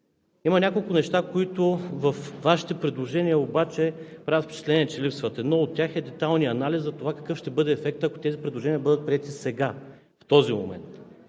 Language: Bulgarian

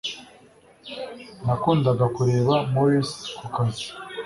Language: Kinyarwanda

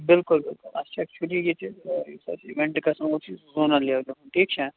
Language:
Kashmiri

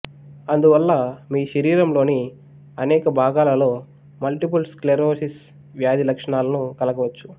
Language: Telugu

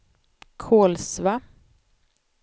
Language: Swedish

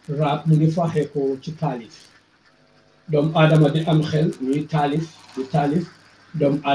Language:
French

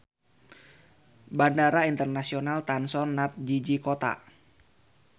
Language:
Sundanese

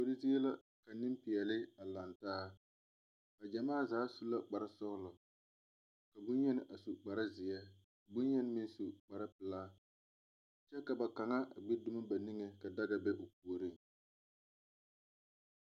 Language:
Southern Dagaare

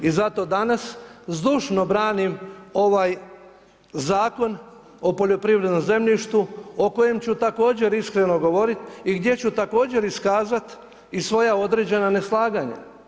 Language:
Croatian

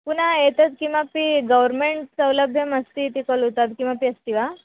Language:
Sanskrit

